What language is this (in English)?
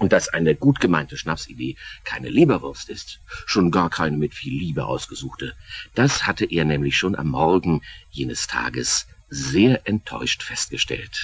German